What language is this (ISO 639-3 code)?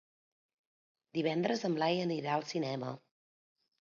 cat